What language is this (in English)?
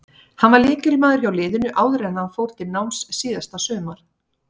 Icelandic